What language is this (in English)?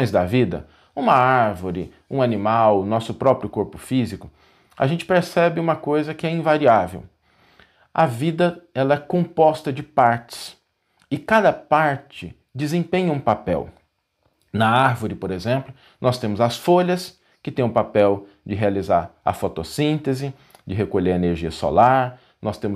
Portuguese